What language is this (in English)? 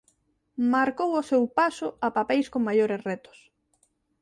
Galician